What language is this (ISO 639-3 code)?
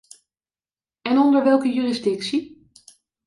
nld